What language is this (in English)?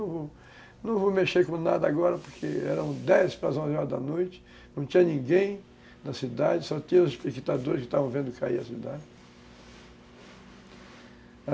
Portuguese